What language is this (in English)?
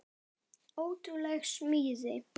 Icelandic